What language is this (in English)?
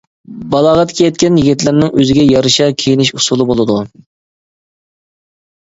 Uyghur